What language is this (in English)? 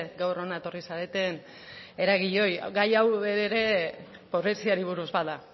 Basque